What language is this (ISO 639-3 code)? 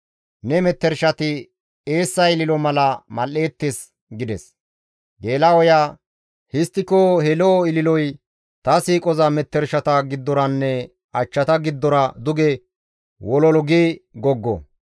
gmv